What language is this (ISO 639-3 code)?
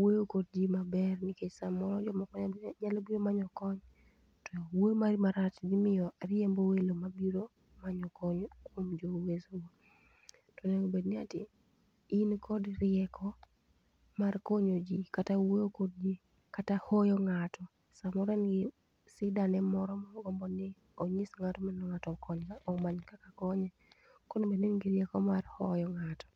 luo